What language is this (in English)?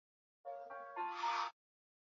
Swahili